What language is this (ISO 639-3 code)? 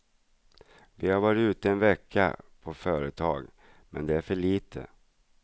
swe